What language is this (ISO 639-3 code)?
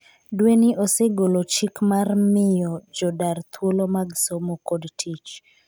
luo